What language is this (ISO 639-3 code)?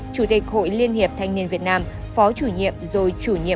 vie